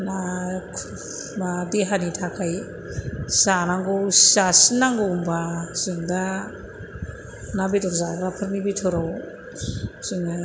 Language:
Bodo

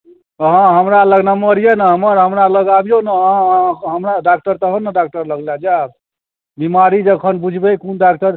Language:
Maithili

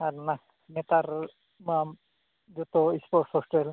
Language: Santali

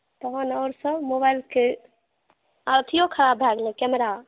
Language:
Maithili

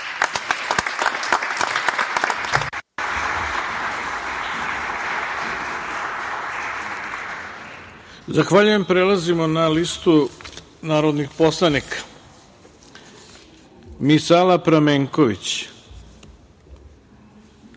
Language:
Serbian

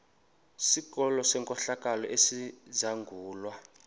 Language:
Xhosa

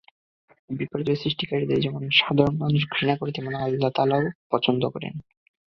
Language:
Bangla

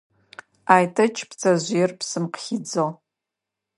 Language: Adyghe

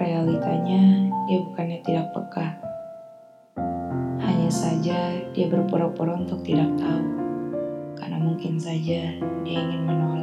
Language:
Indonesian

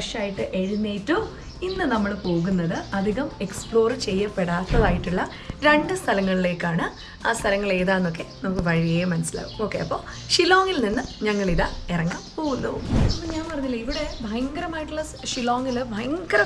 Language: Malayalam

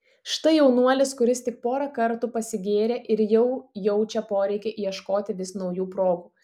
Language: Lithuanian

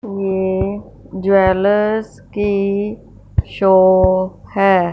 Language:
Hindi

